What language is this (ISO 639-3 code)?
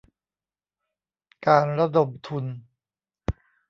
tha